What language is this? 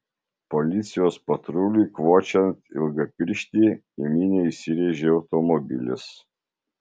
Lithuanian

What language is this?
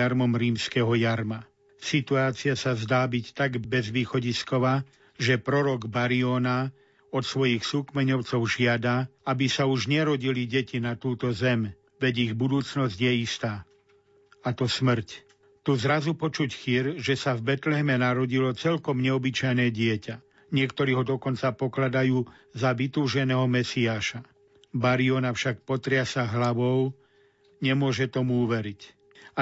Slovak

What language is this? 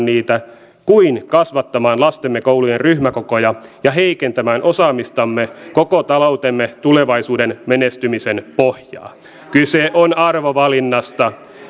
Finnish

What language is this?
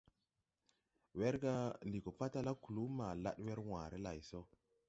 Tupuri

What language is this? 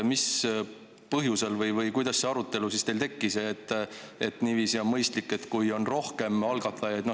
Estonian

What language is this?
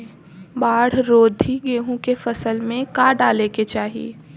Bhojpuri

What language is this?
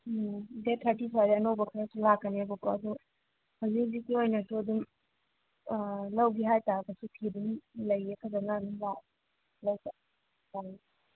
Manipuri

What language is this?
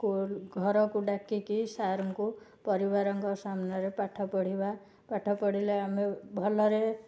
Odia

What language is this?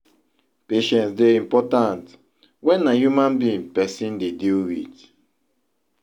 Nigerian Pidgin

